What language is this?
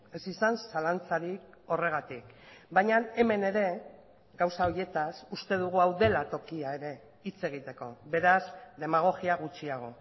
Basque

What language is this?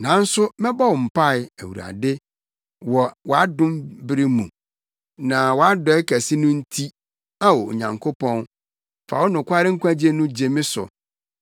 Akan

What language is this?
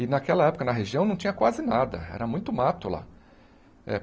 Portuguese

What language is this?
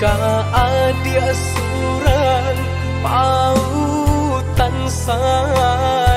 Vietnamese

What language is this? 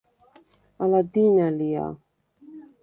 Svan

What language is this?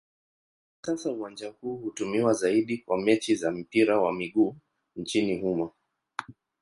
Swahili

